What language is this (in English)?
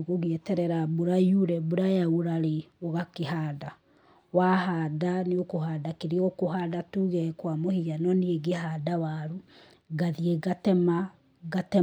Kikuyu